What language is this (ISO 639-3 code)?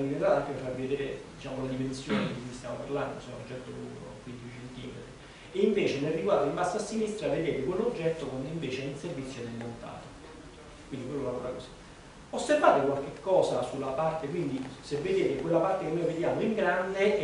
ita